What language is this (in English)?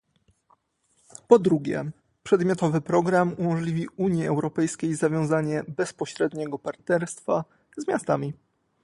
Polish